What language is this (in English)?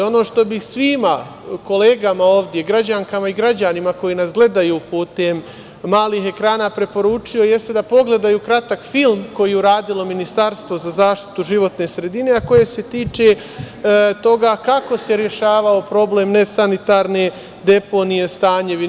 Serbian